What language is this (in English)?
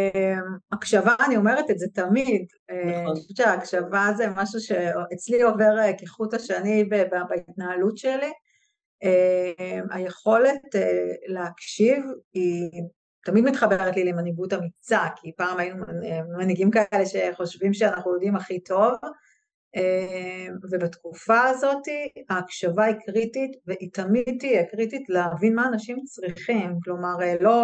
Hebrew